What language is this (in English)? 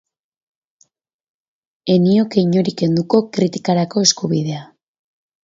Basque